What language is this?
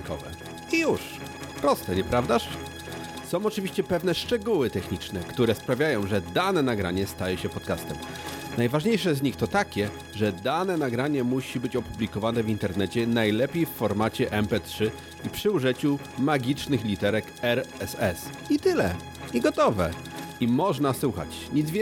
Polish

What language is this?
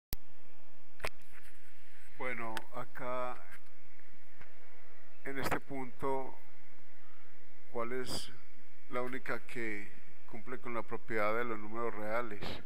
Spanish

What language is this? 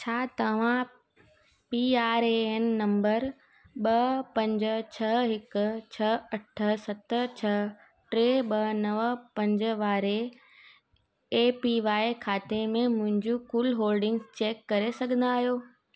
Sindhi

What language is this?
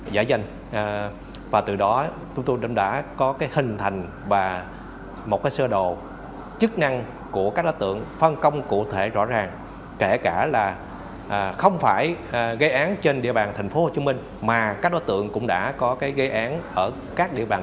Vietnamese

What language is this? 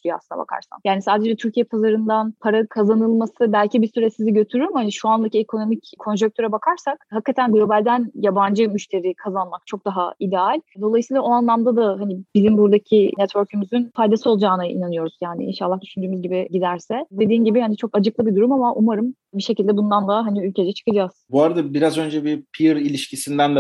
Turkish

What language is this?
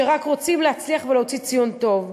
Hebrew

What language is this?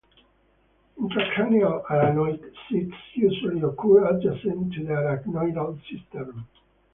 English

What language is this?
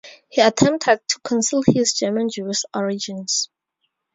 English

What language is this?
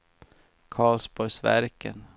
Swedish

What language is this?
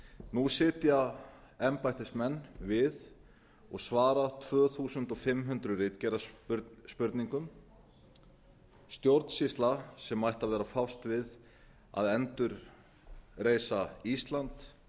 Icelandic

